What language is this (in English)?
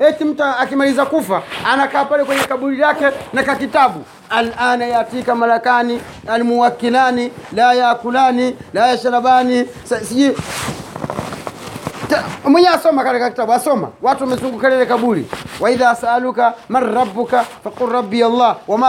Swahili